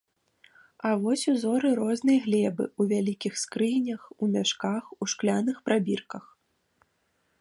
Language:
Belarusian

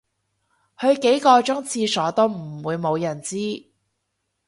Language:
Cantonese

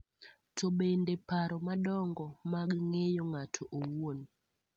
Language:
Luo (Kenya and Tanzania)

